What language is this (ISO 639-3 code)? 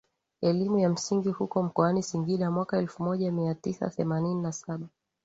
swa